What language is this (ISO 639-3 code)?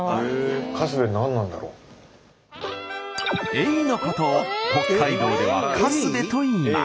jpn